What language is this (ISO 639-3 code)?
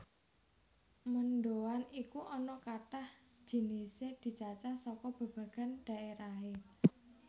jav